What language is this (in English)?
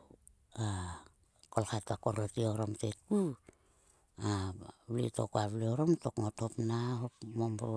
Sulka